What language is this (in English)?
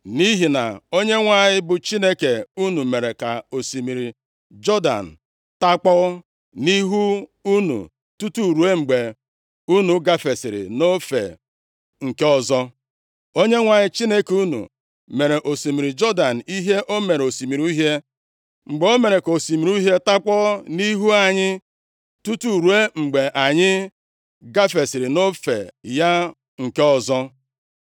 Igbo